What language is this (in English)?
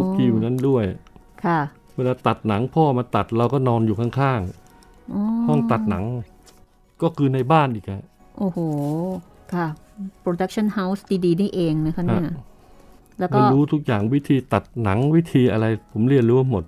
Thai